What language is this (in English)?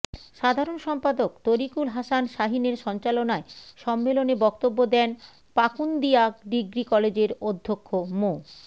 Bangla